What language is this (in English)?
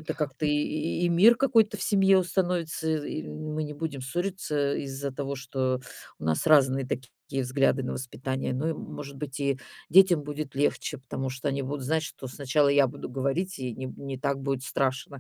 Russian